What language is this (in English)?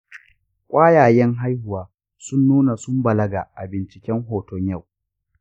Hausa